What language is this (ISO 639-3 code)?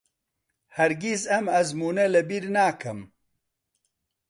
ckb